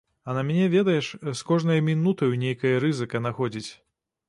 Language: Belarusian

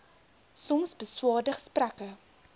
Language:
Afrikaans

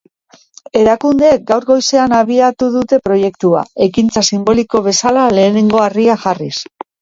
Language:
Basque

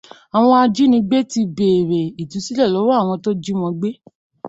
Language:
Yoruba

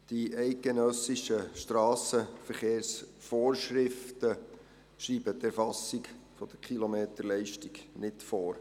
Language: Swiss German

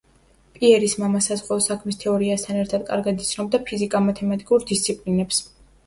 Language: Georgian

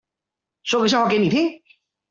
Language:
Chinese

